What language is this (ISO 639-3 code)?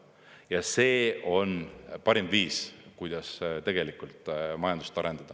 est